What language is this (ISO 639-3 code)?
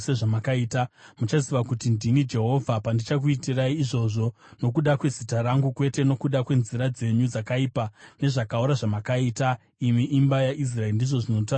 sna